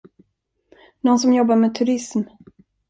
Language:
Swedish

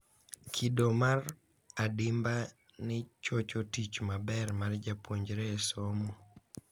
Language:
Luo (Kenya and Tanzania)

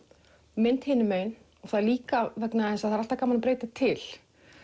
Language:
Icelandic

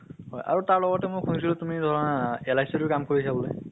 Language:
Assamese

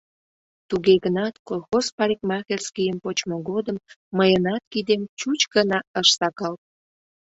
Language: Mari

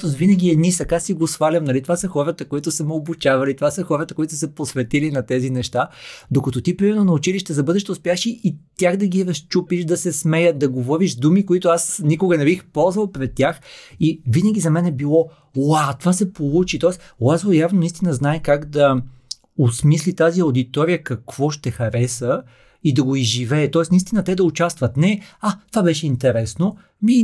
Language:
Bulgarian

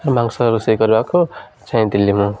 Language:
Odia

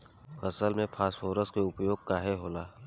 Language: Bhojpuri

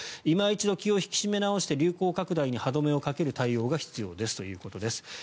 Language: Japanese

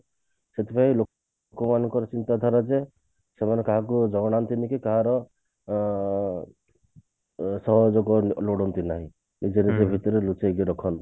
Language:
Odia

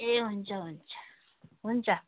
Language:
Nepali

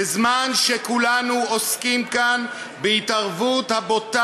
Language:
Hebrew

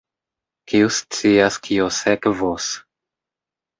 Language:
Esperanto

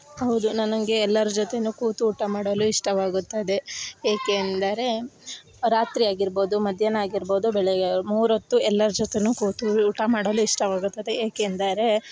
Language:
Kannada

